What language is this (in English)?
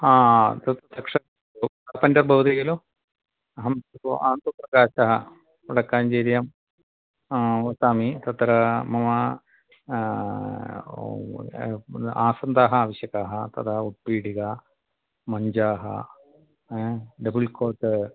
Sanskrit